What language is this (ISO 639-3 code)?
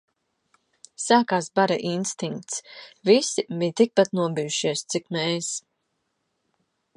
lav